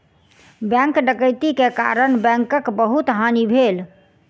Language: Maithili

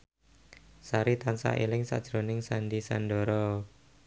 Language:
Javanese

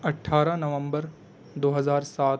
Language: Urdu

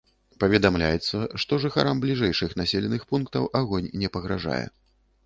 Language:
Belarusian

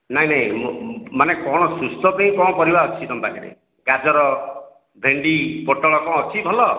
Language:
Odia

